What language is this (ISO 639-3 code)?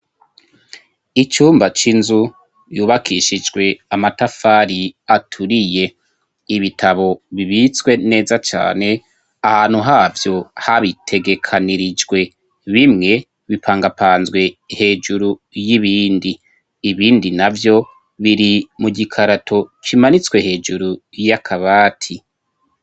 run